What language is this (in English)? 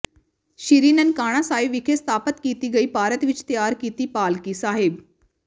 Punjabi